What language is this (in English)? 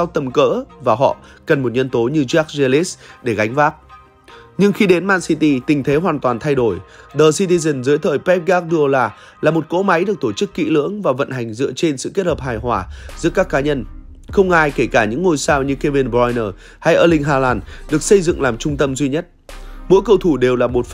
Vietnamese